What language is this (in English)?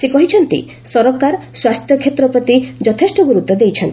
Odia